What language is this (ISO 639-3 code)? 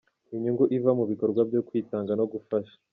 kin